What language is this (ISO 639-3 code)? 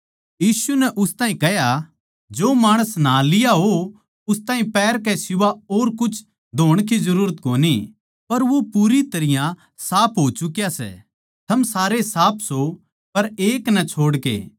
bgc